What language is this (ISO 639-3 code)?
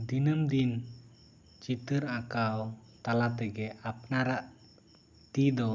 sat